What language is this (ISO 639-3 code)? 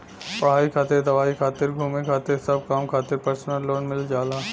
bho